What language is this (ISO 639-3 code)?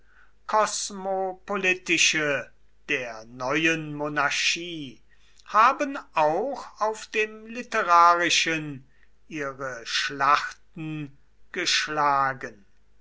deu